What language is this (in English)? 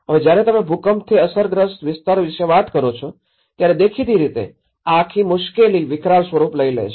Gujarati